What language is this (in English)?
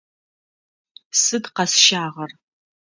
Adyghe